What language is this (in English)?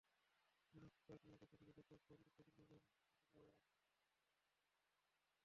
Bangla